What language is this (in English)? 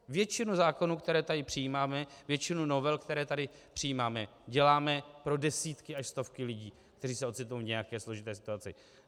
Czech